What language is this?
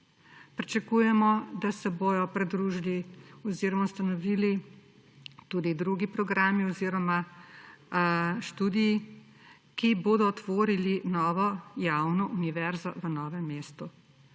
Slovenian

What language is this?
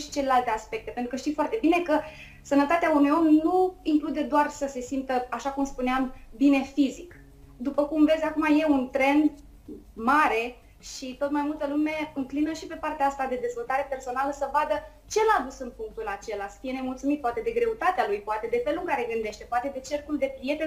Romanian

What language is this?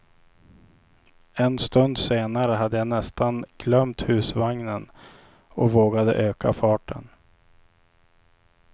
Swedish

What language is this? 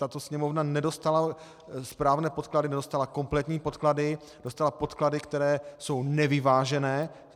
Czech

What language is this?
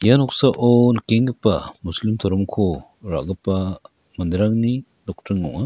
Garo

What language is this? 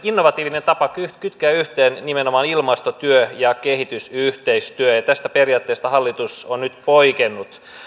Finnish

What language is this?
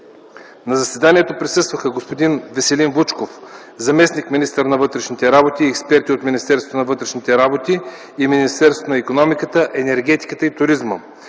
Bulgarian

